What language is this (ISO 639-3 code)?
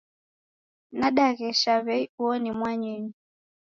dav